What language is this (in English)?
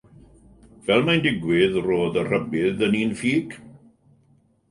Welsh